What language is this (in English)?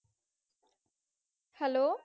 Punjabi